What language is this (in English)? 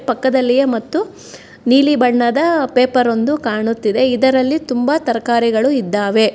Kannada